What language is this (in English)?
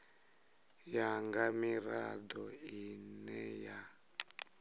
Venda